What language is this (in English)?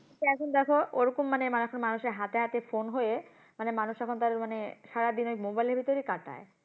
Bangla